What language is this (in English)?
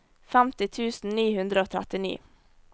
Norwegian